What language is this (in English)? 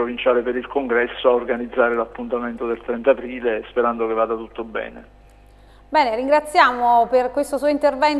Italian